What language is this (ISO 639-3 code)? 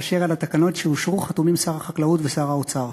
heb